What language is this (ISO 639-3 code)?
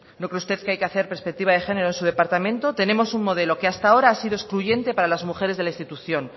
spa